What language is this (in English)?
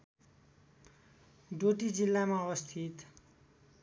Nepali